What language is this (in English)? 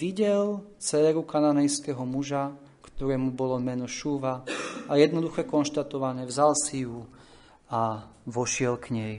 Slovak